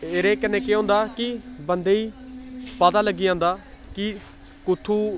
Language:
Dogri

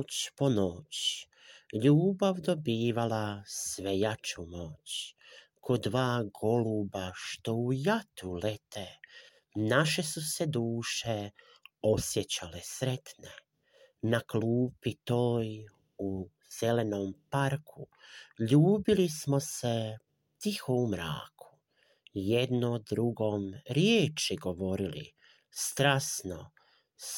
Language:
Croatian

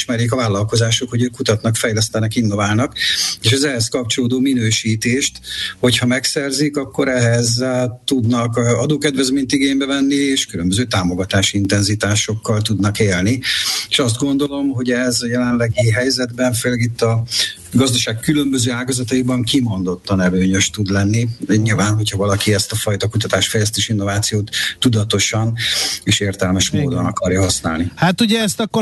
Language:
Hungarian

